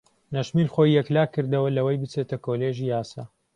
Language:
Central Kurdish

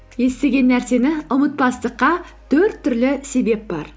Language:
Kazakh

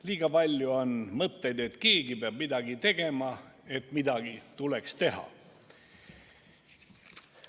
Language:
Estonian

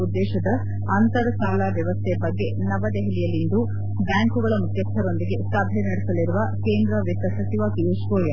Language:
Kannada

